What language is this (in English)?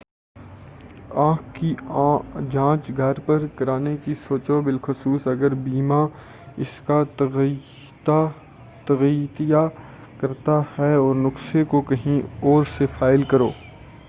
Urdu